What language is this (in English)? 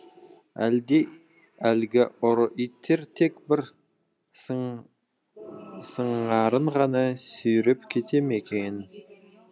Kazakh